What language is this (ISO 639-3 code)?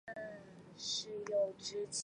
zho